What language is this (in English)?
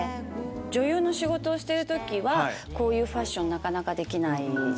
Japanese